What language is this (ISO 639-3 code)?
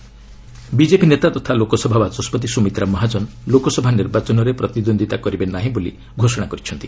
ori